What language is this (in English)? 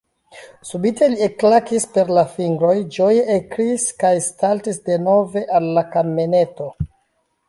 Esperanto